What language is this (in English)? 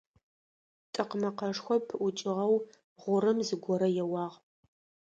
Adyghe